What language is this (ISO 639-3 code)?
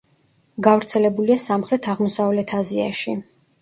kat